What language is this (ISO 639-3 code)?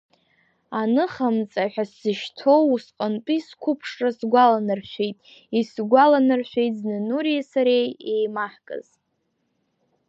abk